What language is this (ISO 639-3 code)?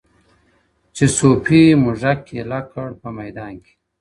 pus